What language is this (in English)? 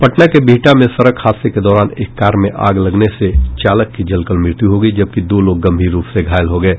Hindi